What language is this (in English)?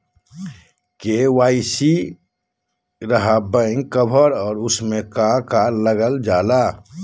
Magahi